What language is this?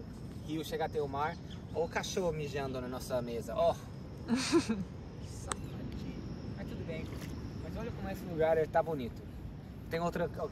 Portuguese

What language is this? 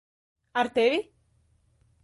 Latvian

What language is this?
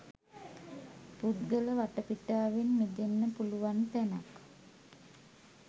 Sinhala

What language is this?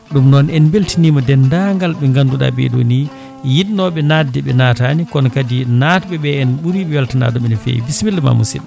Fula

